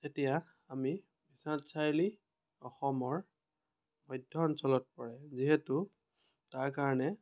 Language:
Assamese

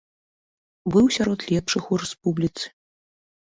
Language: Belarusian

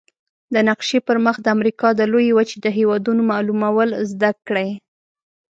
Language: Pashto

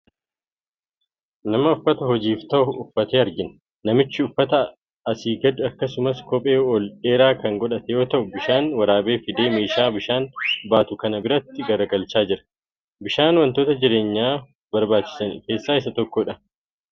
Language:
Oromo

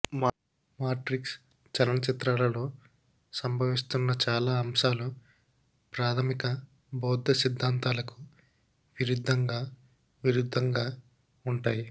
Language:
Telugu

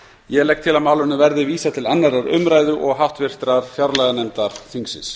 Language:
Icelandic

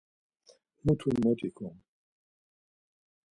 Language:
Laz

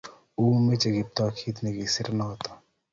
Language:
Kalenjin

